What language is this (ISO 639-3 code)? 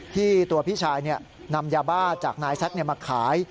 tha